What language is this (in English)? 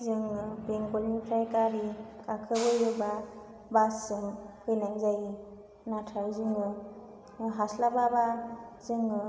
Bodo